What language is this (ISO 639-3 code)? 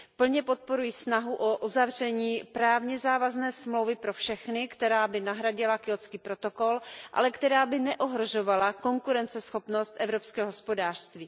ces